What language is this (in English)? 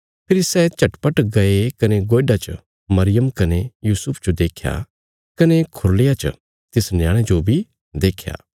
Bilaspuri